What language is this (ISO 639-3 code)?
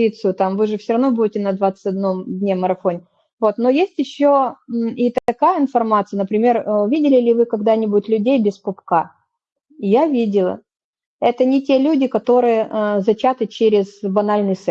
rus